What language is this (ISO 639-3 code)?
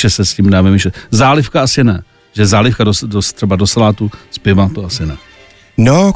ces